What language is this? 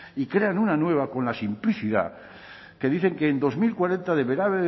Spanish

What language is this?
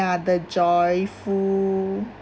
English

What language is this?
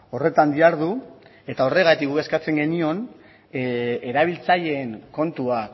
Basque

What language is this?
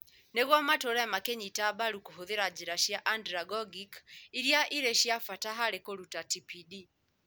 Kikuyu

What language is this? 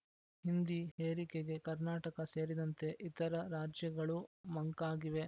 Kannada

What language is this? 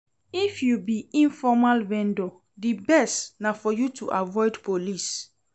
Nigerian Pidgin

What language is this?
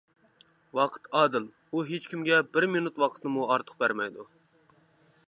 Uyghur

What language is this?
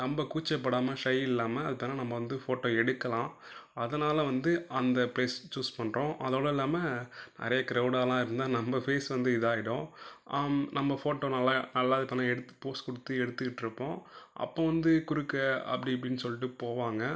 Tamil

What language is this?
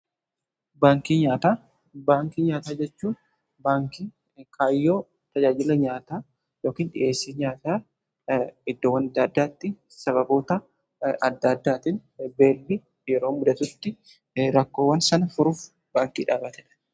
Oromo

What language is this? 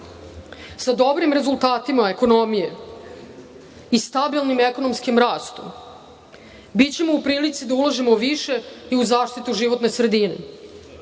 Serbian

